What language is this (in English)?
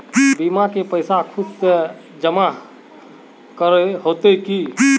Magahi